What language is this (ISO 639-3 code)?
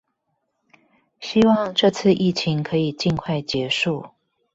zho